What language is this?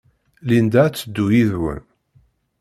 Kabyle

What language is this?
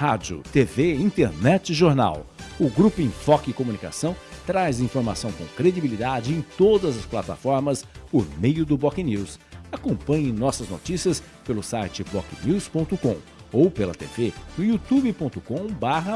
Portuguese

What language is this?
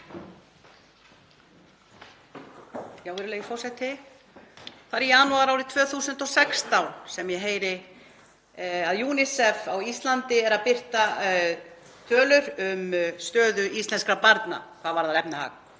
Icelandic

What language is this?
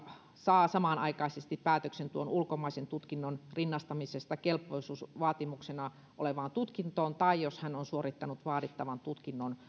Finnish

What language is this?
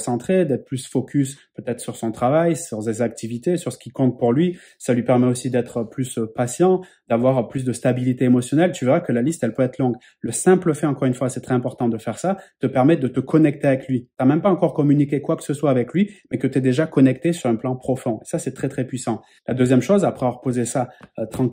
French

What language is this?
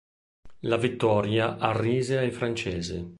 Italian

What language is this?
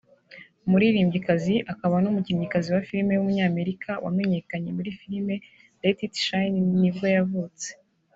Kinyarwanda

